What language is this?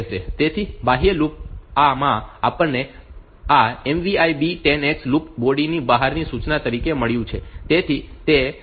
Gujarati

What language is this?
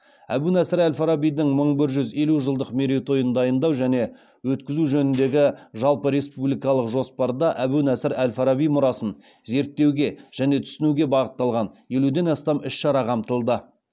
Kazakh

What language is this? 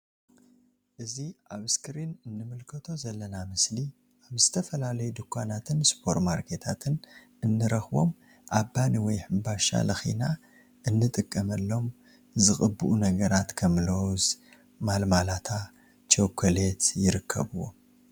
Tigrinya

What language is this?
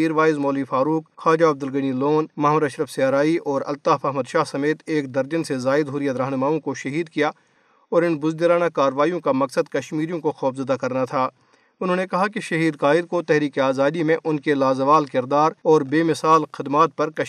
Urdu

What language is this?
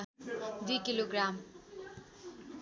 Nepali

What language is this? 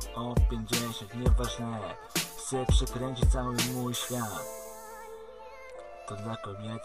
Polish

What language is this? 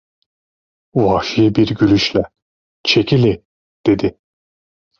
Turkish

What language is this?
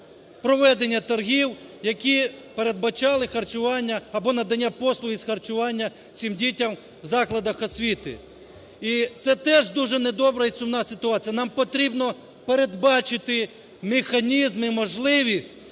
Ukrainian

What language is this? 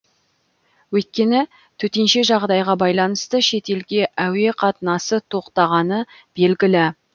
Kazakh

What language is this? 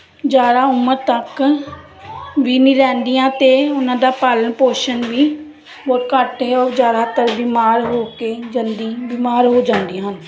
Punjabi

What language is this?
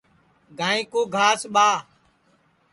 Sansi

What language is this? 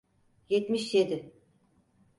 Turkish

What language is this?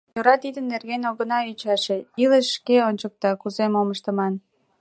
Mari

